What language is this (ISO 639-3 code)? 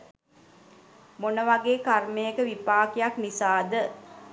sin